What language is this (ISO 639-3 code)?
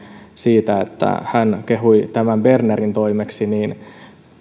fin